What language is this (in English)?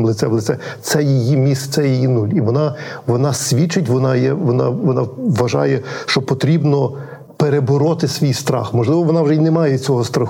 Ukrainian